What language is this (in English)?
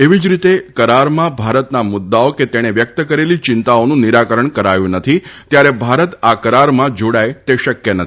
Gujarati